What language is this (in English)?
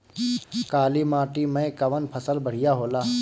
Bhojpuri